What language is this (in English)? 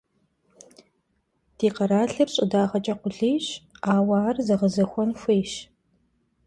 Kabardian